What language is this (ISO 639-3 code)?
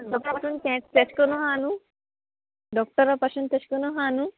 kok